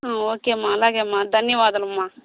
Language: Telugu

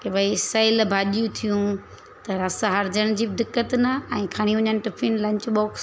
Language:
Sindhi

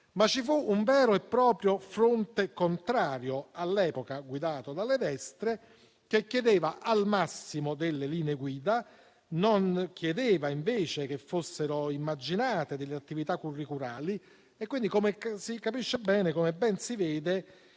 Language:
Italian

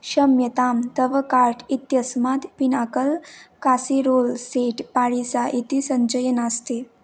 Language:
Sanskrit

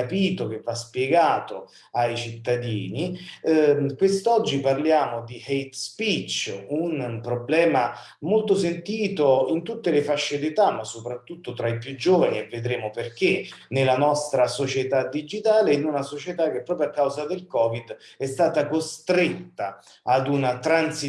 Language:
Italian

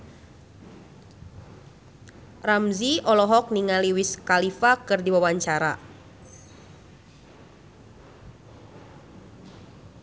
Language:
Sundanese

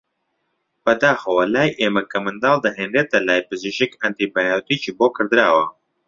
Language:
Central Kurdish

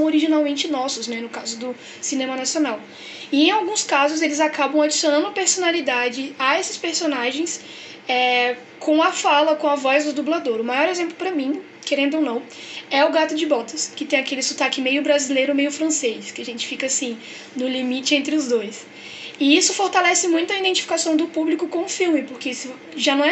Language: Portuguese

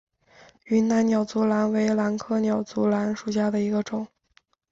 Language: Chinese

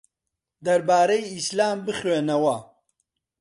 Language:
Central Kurdish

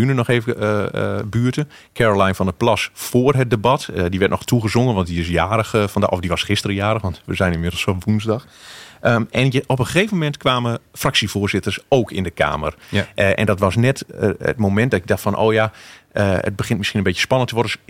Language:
Dutch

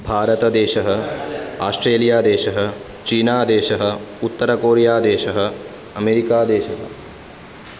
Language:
Sanskrit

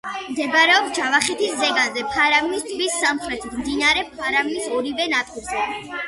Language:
Georgian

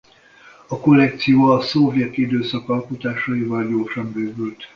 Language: Hungarian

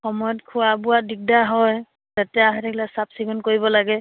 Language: Assamese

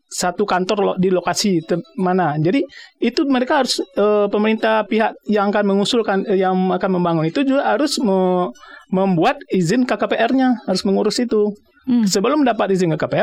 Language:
Indonesian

